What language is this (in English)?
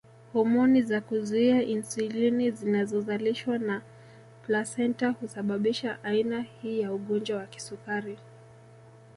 Swahili